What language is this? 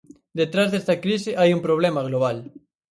Galician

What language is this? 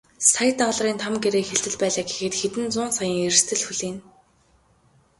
Mongolian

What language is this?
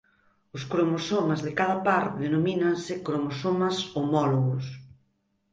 Galician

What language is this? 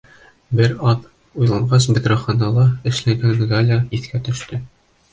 Bashkir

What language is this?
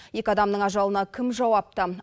Kazakh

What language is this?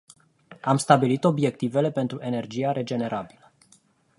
Romanian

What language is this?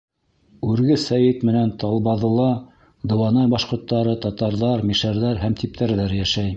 Bashkir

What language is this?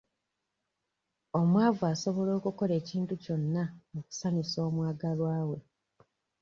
Ganda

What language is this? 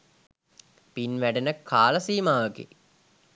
Sinhala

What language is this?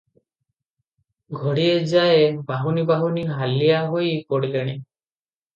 Odia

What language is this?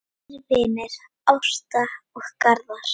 Icelandic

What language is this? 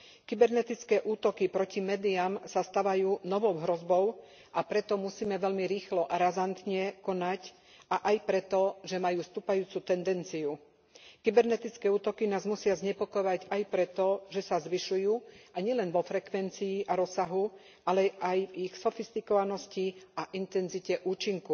Slovak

